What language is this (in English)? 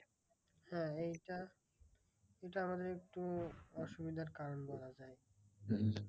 Bangla